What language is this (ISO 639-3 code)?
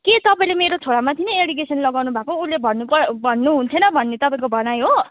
nep